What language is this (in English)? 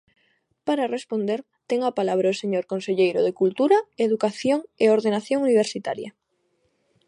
Galician